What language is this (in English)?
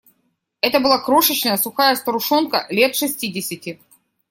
Russian